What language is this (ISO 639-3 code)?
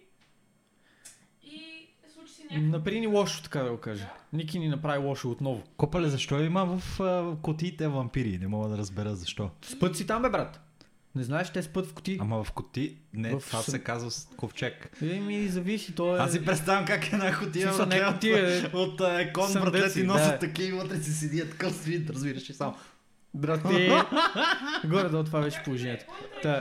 bul